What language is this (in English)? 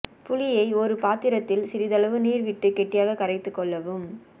Tamil